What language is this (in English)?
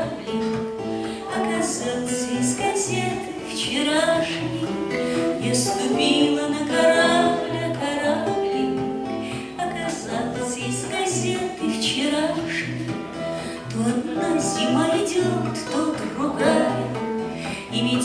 Ukrainian